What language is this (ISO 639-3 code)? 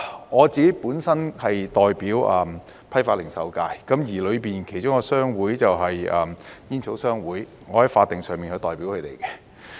yue